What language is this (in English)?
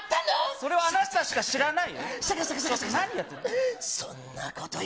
Japanese